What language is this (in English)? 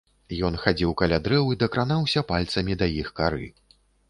Belarusian